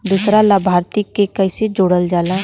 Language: Bhojpuri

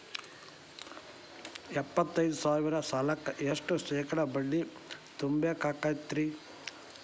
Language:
Kannada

